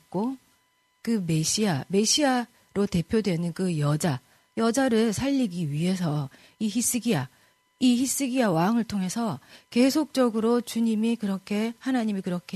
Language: Korean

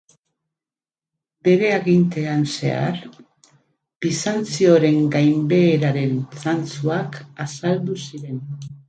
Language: Basque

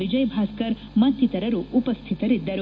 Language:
Kannada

